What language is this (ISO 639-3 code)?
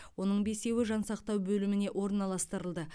kaz